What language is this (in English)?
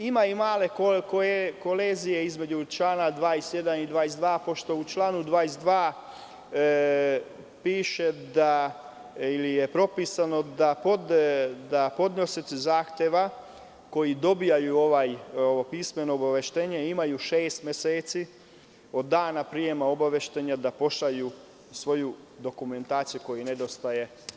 Serbian